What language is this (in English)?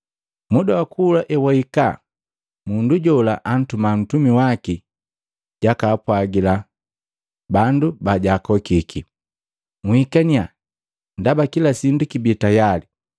Matengo